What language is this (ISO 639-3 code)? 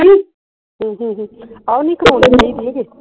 pan